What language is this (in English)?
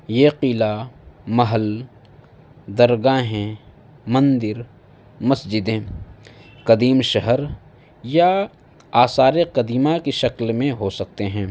Urdu